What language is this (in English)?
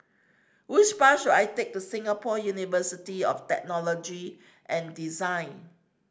English